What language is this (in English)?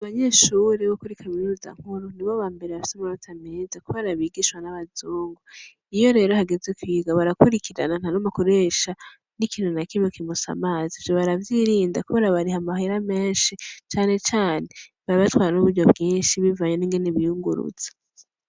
Rundi